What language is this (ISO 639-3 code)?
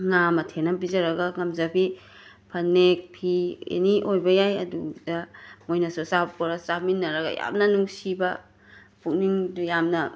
mni